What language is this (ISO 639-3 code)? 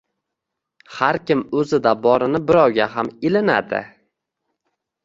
uzb